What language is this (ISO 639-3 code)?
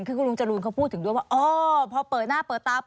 tha